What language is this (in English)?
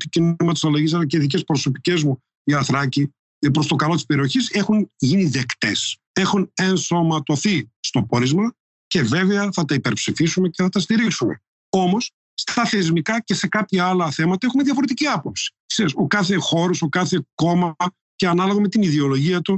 Greek